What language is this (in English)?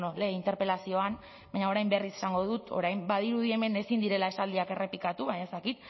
Basque